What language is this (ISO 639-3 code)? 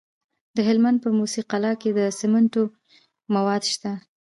pus